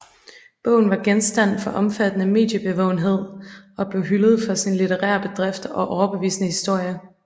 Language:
Danish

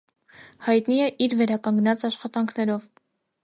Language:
Armenian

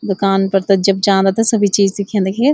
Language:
Garhwali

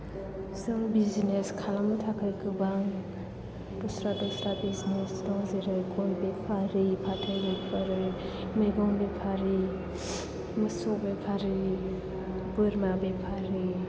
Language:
Bodo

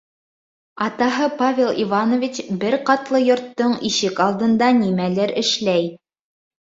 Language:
Bashkir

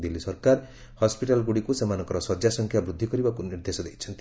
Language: Odia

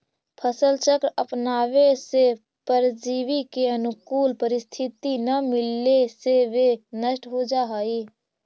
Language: Magahi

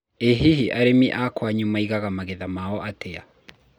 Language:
Kikuyu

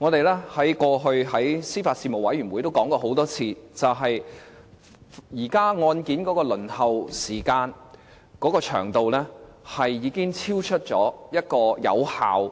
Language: Cantonese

